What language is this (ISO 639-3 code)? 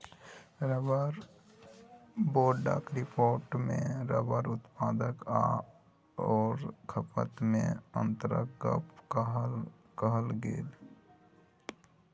mai